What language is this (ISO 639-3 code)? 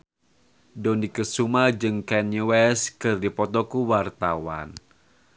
sun